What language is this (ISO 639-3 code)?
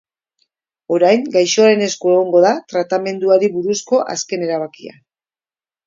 eus